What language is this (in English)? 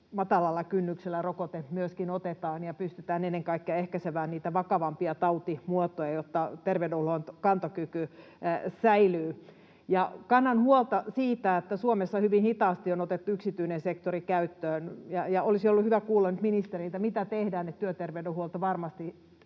Finnish